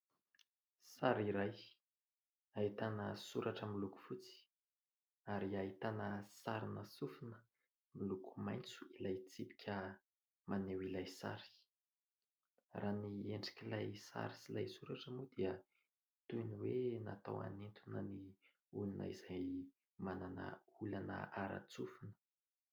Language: Malagasy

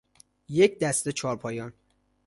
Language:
Persian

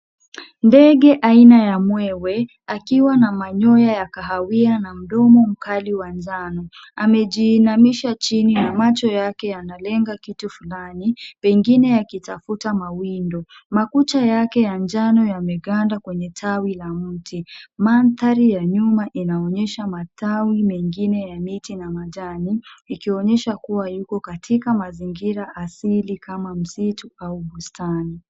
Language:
Swahili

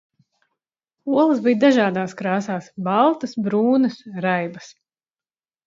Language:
Latvian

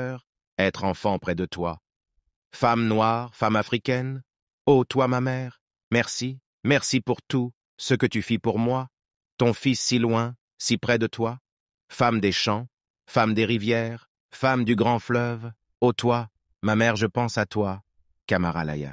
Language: French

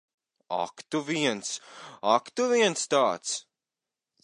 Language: Latvian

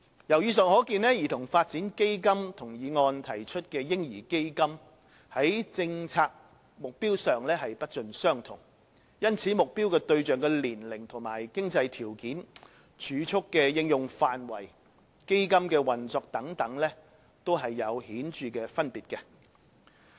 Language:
Cantonese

